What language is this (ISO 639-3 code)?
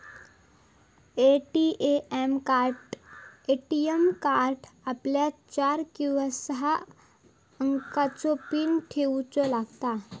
mar